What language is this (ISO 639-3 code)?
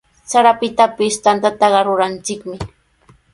qws